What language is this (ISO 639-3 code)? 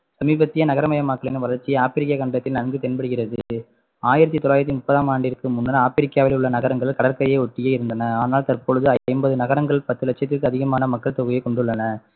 tam